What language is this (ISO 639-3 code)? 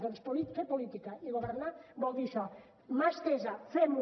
cat